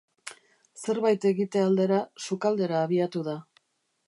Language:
Basque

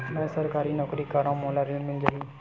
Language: Chhattisgarhi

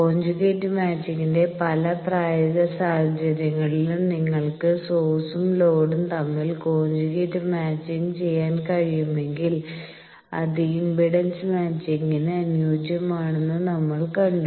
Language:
Malayalam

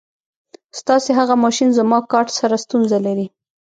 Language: Pashto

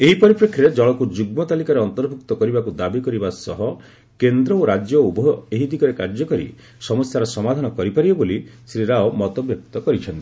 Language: Odia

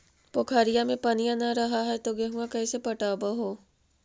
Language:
Magahi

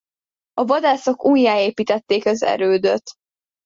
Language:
Hungarian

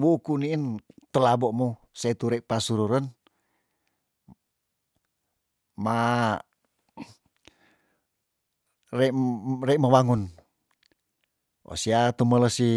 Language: Tondano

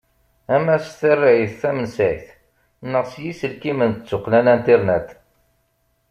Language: Kabyle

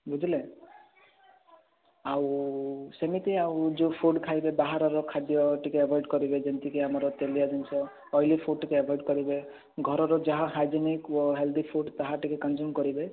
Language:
Odia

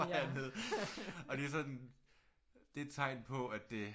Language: Danish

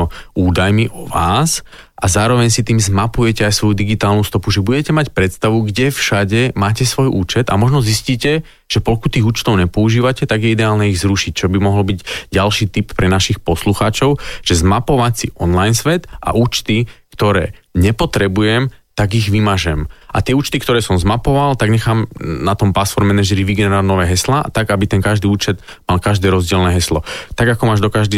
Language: Slovak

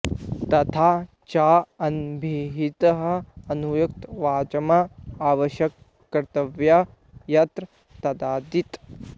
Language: Sanskrit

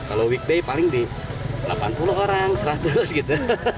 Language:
Indonesian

